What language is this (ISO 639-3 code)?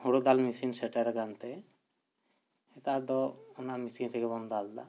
sat